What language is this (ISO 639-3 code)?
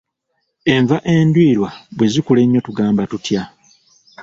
lug